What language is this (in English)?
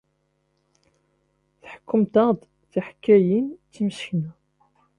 Kabyle